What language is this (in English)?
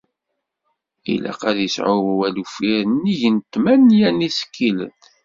Kabyle